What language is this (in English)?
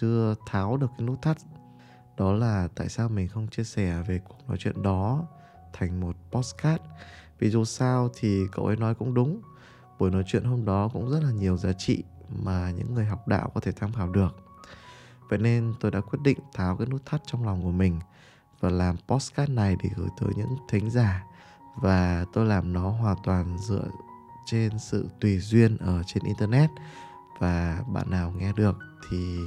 Vietnamese